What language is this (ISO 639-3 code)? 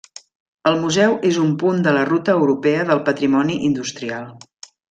cat